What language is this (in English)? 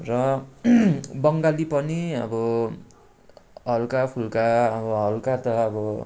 Nepali